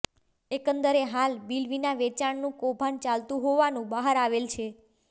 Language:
Gujarati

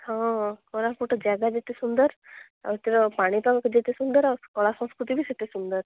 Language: Odia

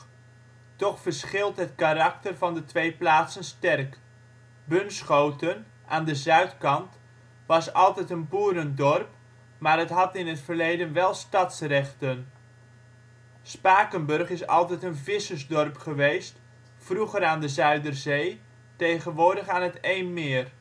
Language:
Dutch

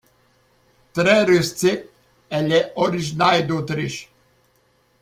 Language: French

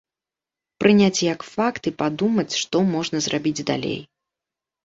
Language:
Belarusian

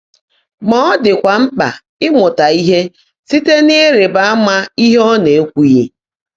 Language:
Igbo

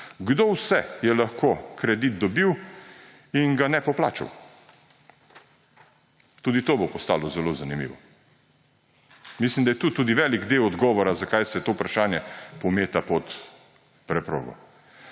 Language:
Slovenian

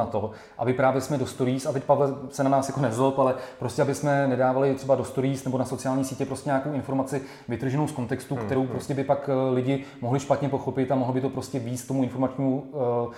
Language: Czech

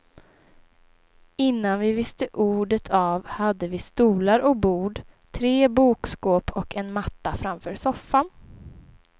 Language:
Swedish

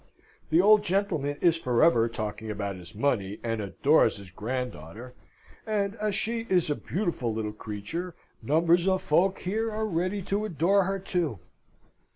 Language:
English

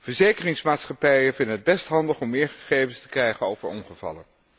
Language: Dutch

